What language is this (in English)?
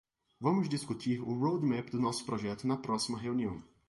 Portuguese